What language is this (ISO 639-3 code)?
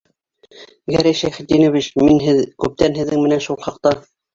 bak